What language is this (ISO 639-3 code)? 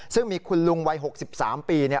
tha